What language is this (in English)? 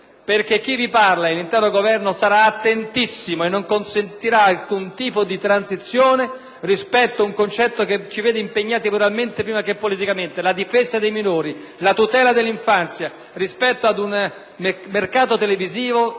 Italian